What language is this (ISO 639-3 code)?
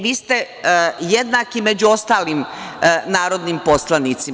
srp